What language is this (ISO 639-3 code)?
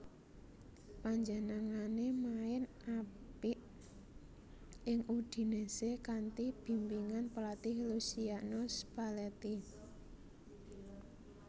jav